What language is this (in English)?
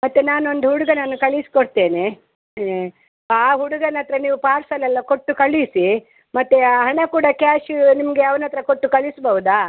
Kannada